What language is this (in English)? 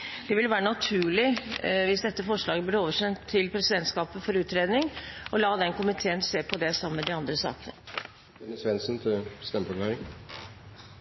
Norwegian